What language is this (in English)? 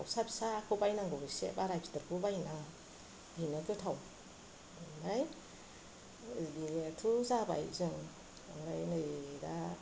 Bodo